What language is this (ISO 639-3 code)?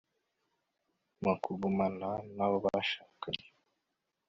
kin